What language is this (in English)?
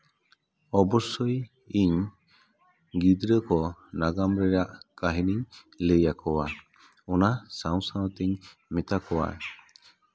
Santali